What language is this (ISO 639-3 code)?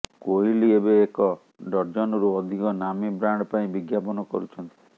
ori